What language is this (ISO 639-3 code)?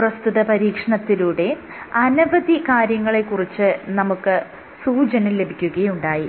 mal